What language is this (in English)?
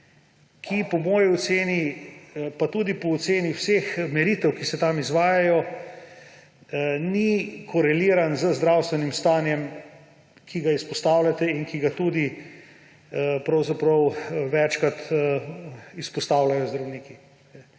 Slovenian